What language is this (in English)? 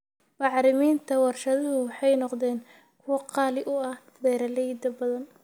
Somali